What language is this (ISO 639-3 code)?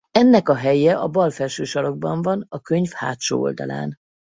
hun